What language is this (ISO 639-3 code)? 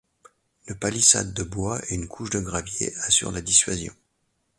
fra